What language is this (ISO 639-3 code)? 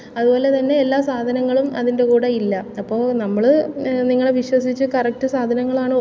mal